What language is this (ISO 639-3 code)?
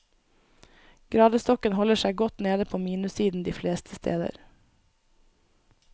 nor